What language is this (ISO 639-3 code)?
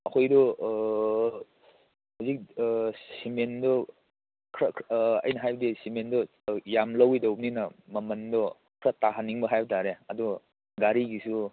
mni